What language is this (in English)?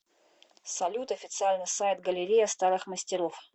Russian